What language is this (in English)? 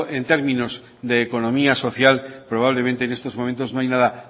Spanish